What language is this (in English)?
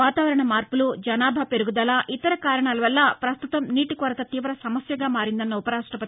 Telugu